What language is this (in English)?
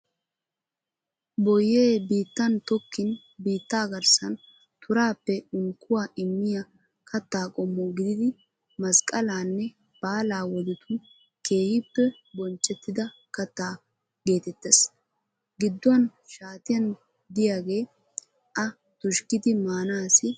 Wolaytta